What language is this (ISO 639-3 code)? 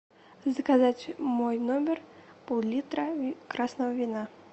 rus